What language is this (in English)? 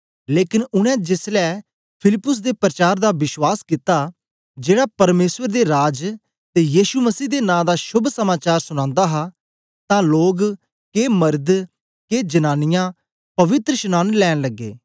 Dogri